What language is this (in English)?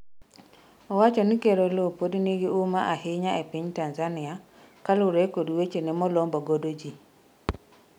Luo (Kenya and Tanzania)